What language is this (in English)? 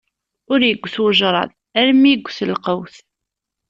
Kabyle